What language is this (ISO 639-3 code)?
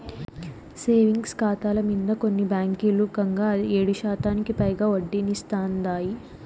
tel